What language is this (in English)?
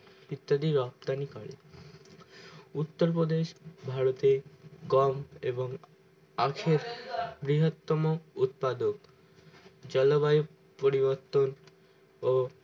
Bangla